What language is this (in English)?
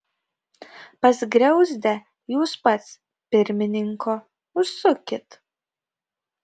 Lithuanian